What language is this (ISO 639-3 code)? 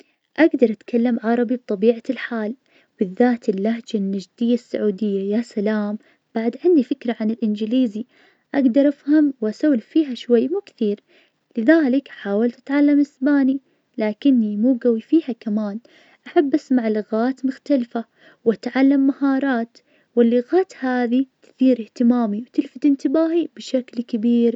ars